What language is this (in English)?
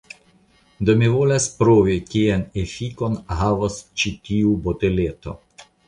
Esperanto